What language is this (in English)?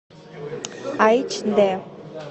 Russian